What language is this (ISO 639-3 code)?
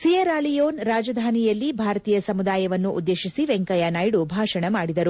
kan